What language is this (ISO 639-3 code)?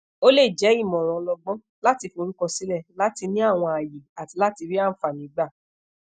yor